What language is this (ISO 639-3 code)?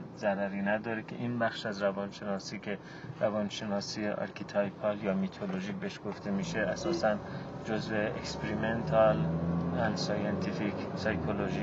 fas